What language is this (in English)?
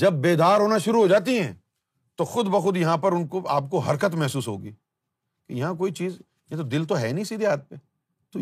Urdu